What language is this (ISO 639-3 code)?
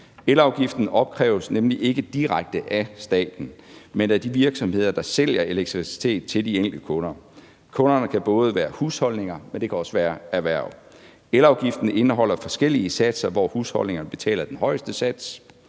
dan